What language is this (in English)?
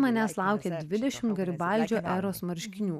Lithuanian